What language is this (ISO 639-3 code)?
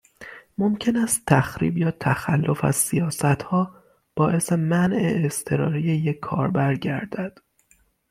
fas